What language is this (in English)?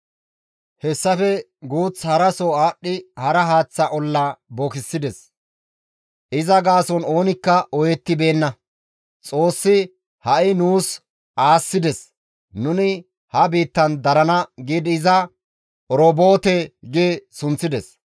Gamo